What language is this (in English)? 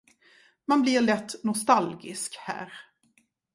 Swedish